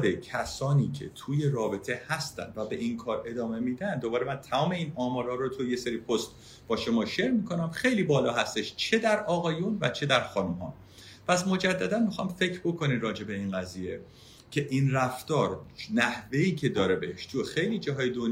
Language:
Persian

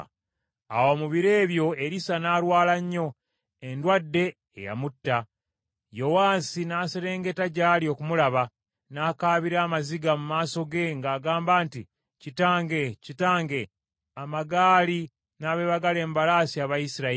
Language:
Ganda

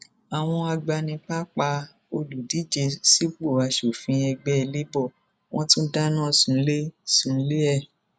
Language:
Yoruba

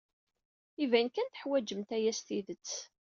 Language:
Kabyle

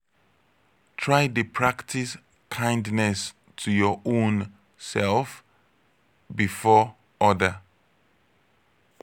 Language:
Nigerian Pidgin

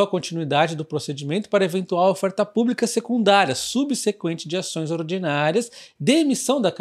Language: Portuguese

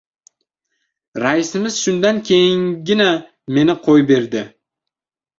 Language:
Uzbek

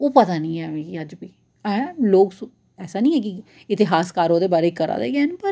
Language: Dogri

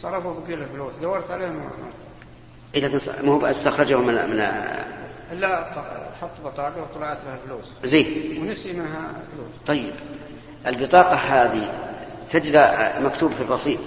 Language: Arabic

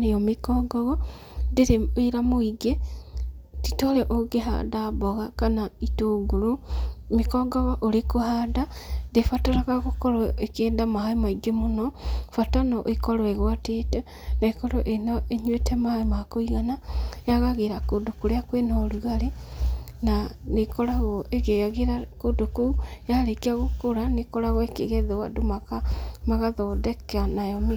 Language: Kikuyu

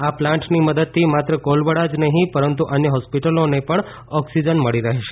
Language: Gujarati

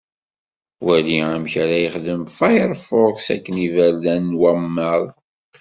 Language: Kabyle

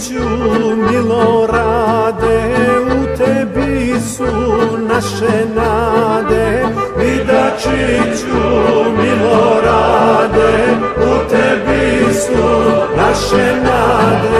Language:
Romanian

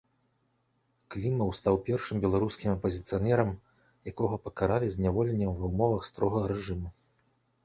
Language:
Belarusian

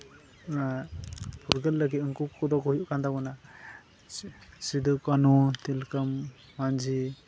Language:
Santali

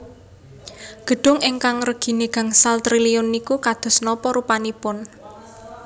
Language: Javanese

